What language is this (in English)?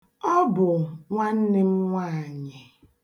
Igbo